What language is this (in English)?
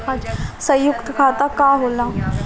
Bhojpuri